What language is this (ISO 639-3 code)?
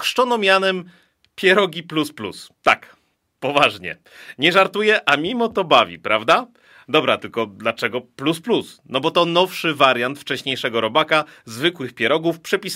pol